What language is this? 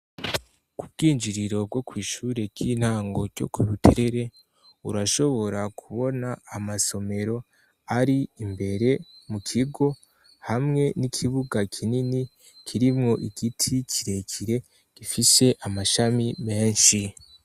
Rundi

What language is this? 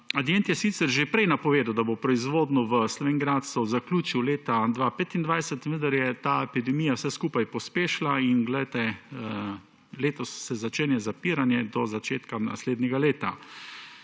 Slovenian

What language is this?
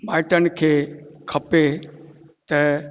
Sindhi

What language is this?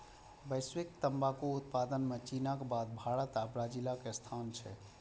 Maithili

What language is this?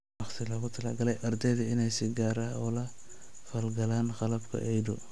Somali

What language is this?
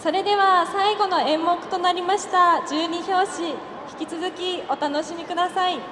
Japanese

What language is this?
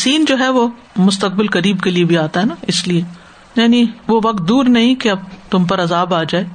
Urdu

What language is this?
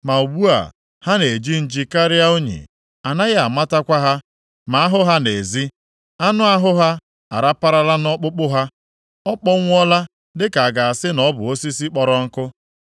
Igbo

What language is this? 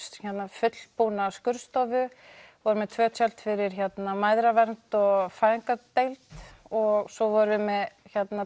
Icelandic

